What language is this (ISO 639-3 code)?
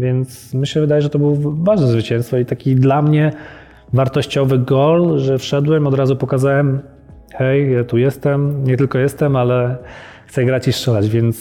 pol